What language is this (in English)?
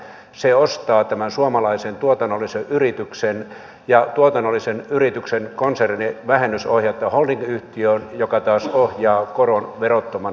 Finnish